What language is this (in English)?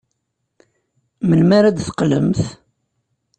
Kabyle